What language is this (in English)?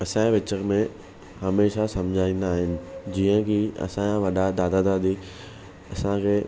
Sindhi